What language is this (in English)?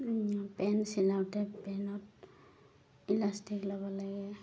Assamese